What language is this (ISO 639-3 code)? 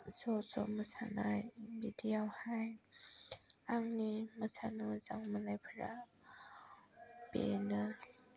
brx